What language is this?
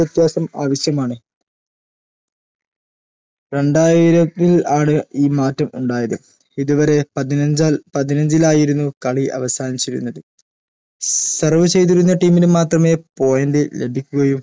Malayalam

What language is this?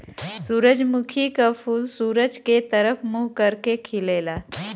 Bhojpuri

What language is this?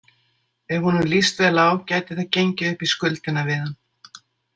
Icelandic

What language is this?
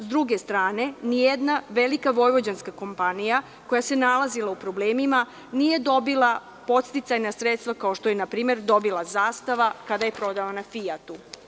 Serbian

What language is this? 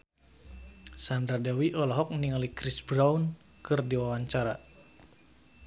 Sundanese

